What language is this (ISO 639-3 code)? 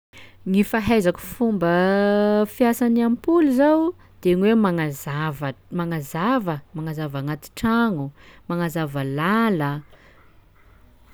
skg